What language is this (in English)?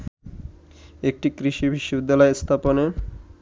Bangla